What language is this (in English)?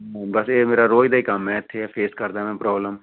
Punjabi